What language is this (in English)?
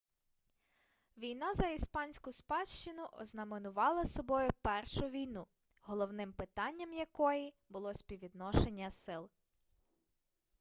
Ukrainian